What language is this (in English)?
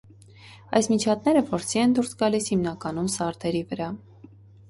Armenian